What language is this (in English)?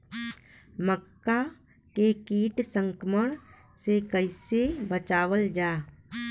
Bhojpuri